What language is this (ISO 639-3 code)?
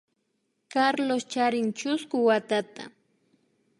qvi